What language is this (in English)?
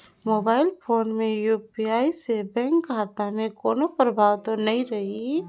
Chhattisgarhi